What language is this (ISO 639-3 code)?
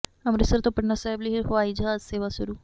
pan